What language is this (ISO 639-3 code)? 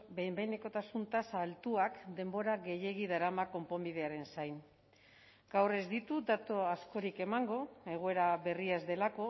eus